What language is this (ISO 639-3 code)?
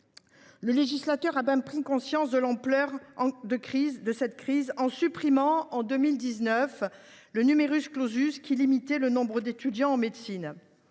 fra